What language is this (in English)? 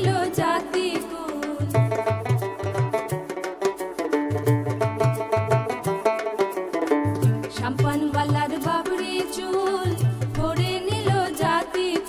Vietnamese